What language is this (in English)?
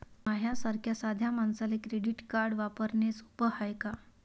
Marathi